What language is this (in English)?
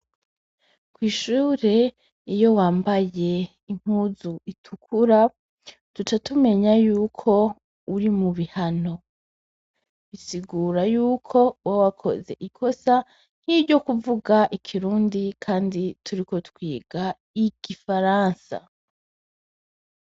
Rundi